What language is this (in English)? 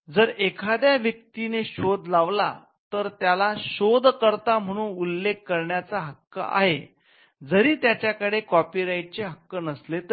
Marathi